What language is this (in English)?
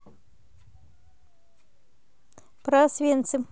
Russian